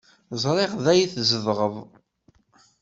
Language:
Kabyle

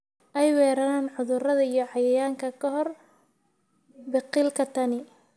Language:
Somali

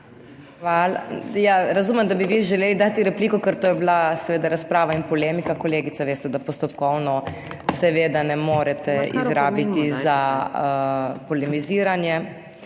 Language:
Slovenian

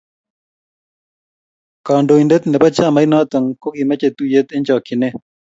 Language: Kalenjin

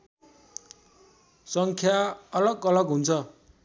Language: Nepali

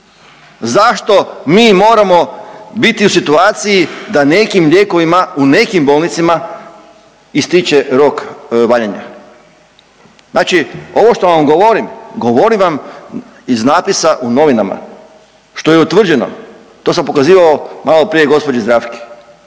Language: Croatian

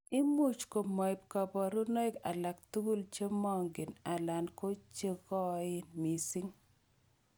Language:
Kalenjin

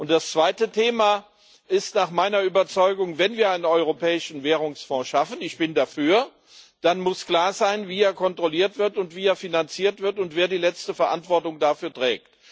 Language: German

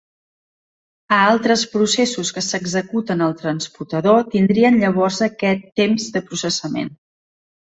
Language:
Catalan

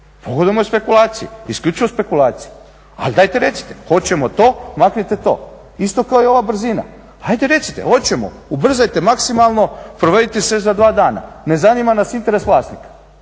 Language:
Croatian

